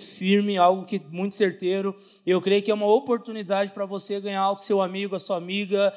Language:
Portuguese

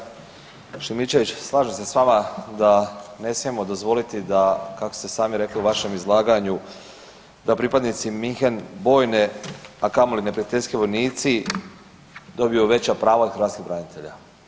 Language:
Croatian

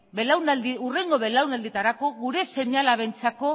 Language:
Basque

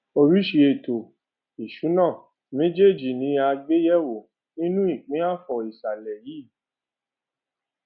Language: Yoruba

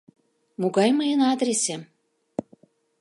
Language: Mari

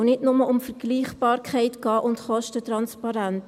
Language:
Swiss German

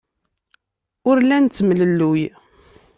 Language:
Kabyle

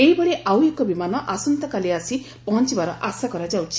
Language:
Odia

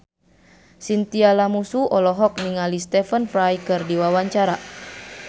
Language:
Sundanese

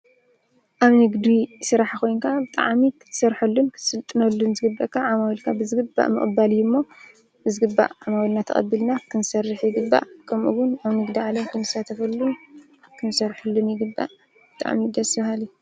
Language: Tigrinya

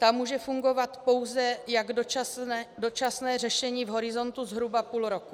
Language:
Czech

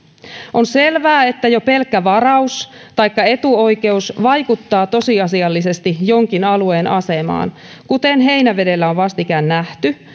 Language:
Finnish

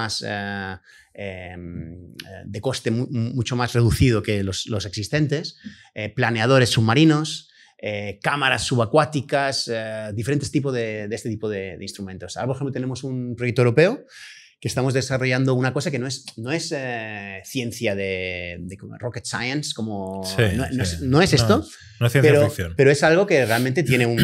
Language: Spanish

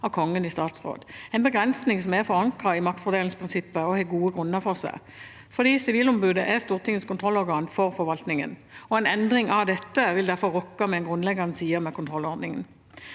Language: Norwegian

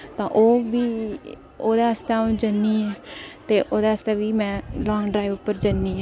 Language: Dogri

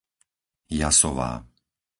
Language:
Slovak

